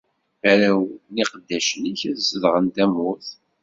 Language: Kabyle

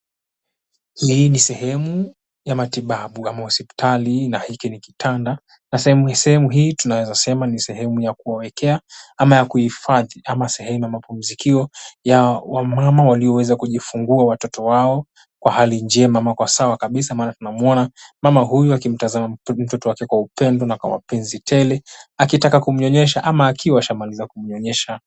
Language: Swahili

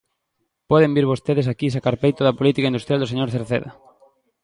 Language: Galician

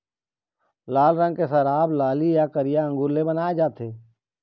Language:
Chhattisgarhi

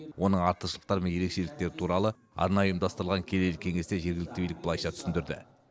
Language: Kazakh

